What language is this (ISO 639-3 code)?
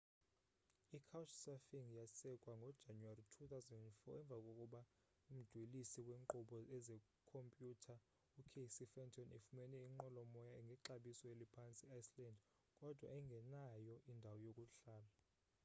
xho